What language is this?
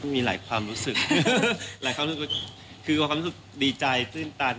Thai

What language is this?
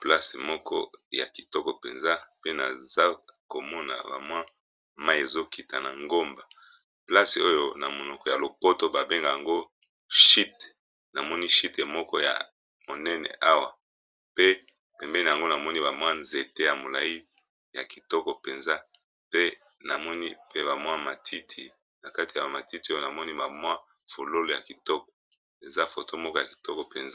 Lingala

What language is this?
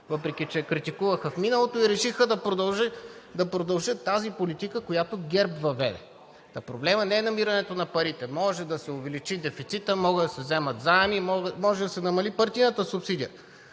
Bulgarian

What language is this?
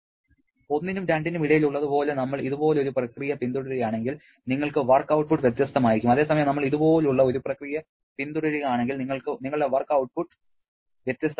Malayalam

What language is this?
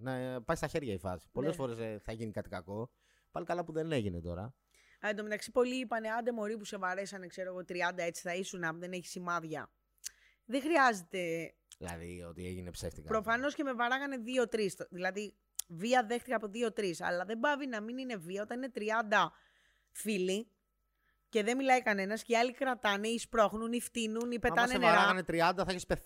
Greek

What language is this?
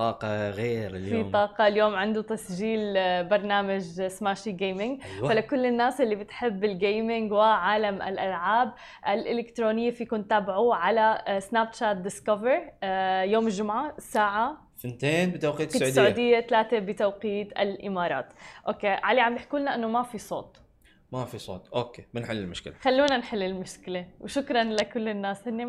Arabic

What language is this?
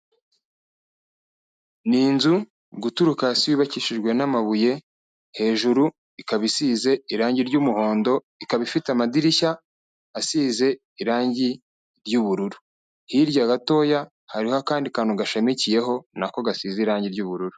Kinyarwanda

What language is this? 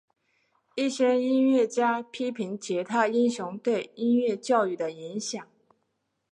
Chinese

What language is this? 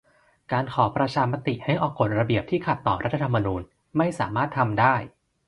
Thai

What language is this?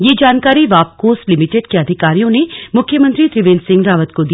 Hindi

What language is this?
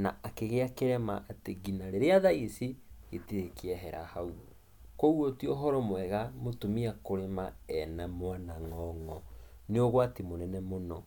Kikuyu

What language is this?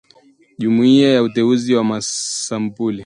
Swahili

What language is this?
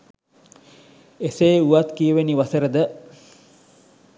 Sinhala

